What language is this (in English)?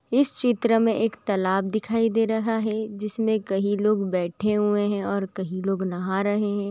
Magahi